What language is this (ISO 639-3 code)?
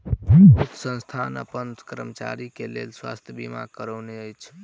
mai